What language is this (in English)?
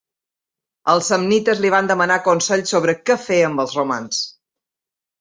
Catalan